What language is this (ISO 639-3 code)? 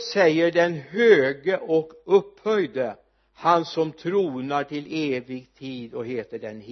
swe